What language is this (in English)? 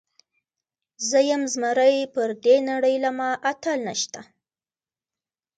Pashto